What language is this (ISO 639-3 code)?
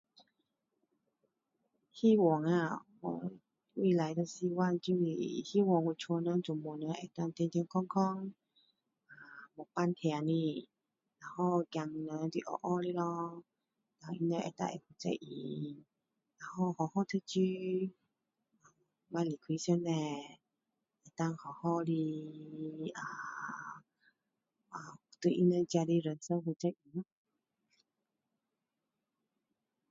cdo